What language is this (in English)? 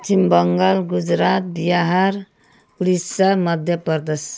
Nepali